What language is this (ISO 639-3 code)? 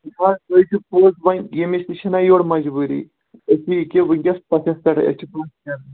kas